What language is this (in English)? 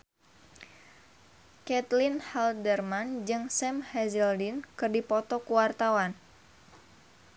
Sundanese